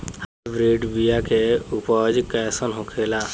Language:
Bhojpuri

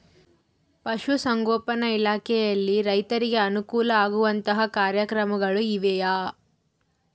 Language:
Kannada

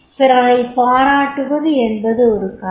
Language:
Tamil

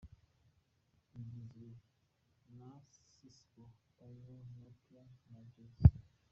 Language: Kinyarwanda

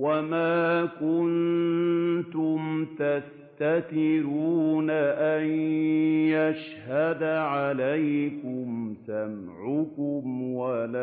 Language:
Arabic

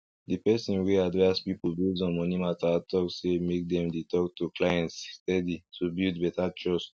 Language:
Nigerian Pidgin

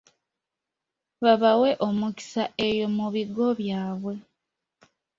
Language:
Ganda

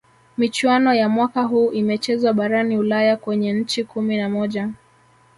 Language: Swahili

